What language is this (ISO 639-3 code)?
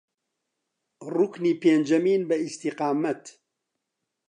ckb